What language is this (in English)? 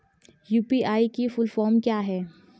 Hindi